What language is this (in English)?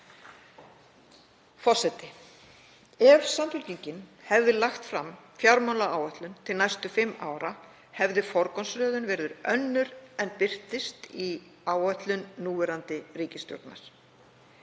Icelandic